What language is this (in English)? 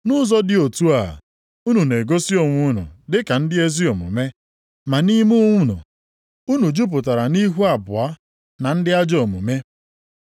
Igbo